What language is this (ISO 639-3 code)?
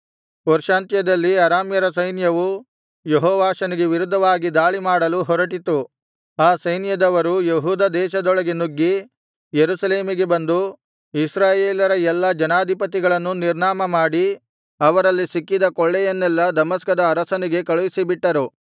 kan